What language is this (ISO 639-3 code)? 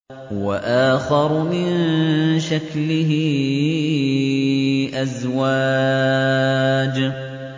ara